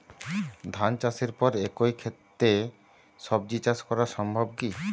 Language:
Bangla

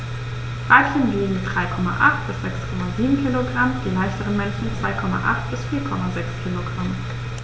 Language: German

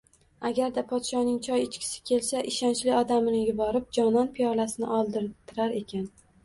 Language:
Uzbek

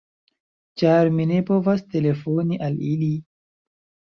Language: Esperanto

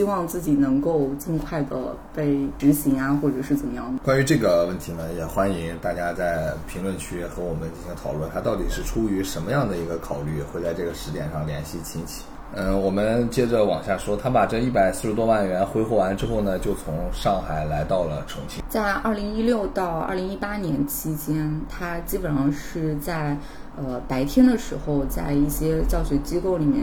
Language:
Chinese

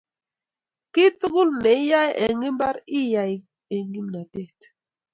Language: Kalenjin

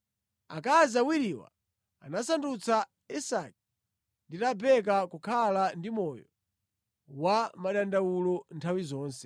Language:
Nyanja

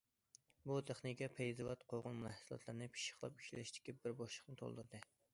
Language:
Uyghur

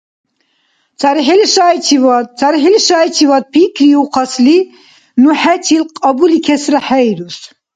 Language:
Dargwa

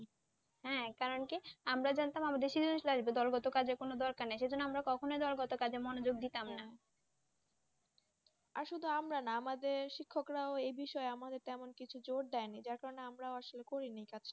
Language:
Bangla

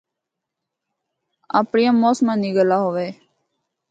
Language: Northern Hindko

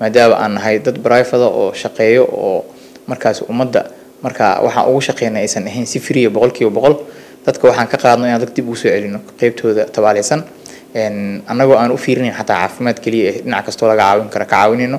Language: Arabic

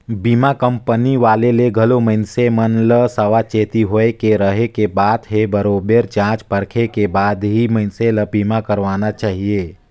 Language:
Chhattisgarhi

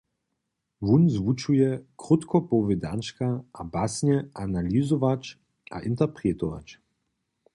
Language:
Upper Sorbian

